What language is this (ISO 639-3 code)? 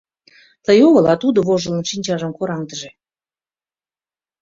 chm